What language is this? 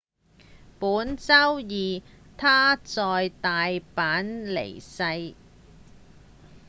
Cantonese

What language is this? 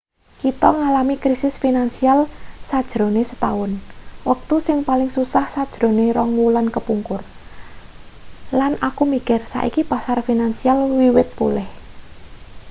Javanese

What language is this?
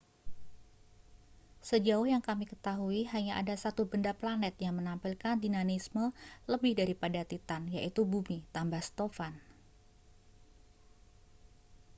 Indonesian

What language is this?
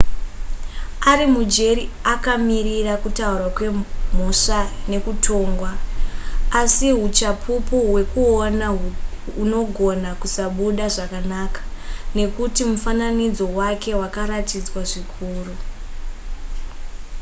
Shona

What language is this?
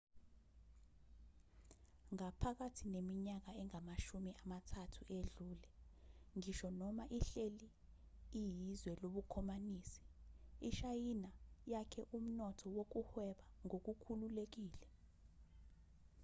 Zulu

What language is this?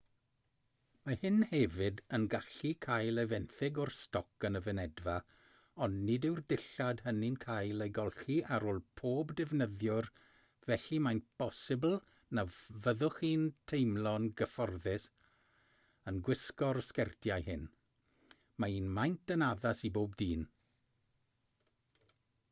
Welsh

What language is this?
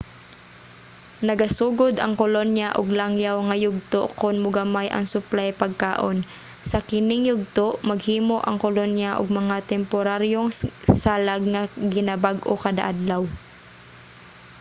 Cebuano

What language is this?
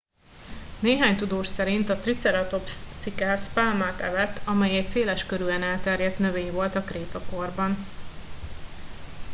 Hungarian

